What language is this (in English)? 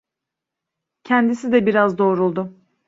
Turkish